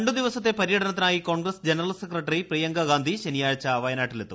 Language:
Malayalam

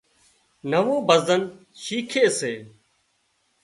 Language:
Wadiyara Koli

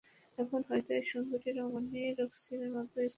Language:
Bangla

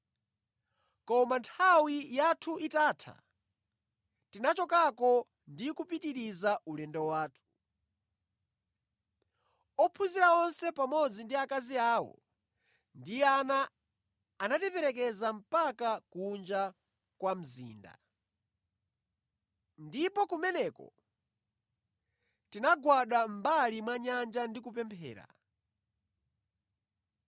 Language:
Nyanja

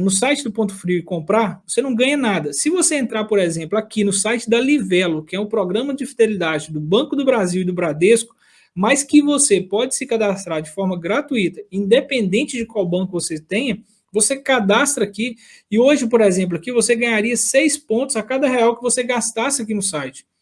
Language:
Portuguese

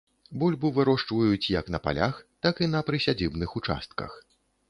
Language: Belarusian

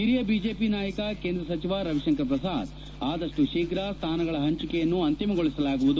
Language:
Kannada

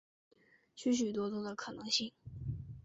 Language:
Chinese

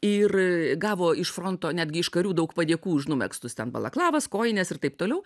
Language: Lithuanian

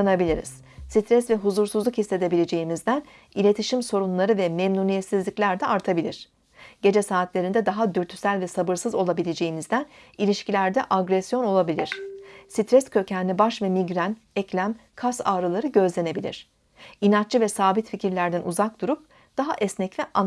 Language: Turkish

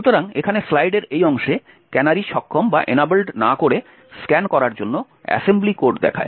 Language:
Bangla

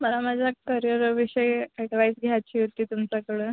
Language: Marathi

